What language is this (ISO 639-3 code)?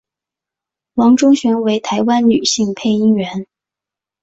zho